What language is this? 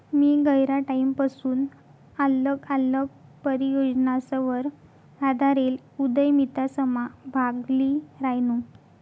Marathi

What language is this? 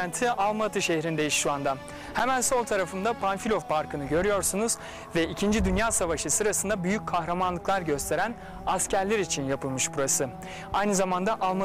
Turkish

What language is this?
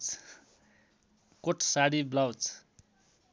Nepali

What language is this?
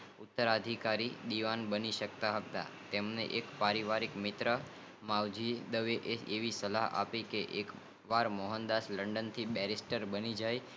Gujarati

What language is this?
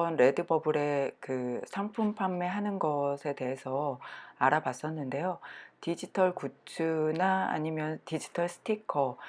Korean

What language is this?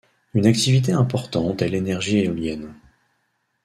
French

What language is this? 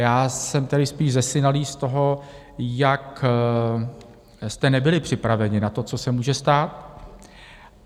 Czech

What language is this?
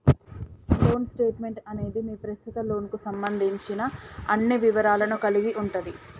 Telugu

